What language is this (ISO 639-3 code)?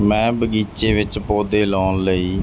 pan